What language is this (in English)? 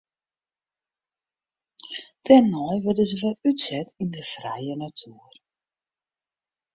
Western Frisian